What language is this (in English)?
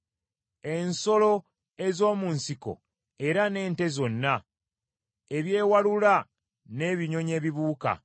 Ganda